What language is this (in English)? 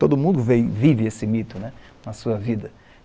Portuguese